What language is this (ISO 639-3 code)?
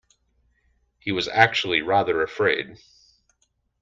eng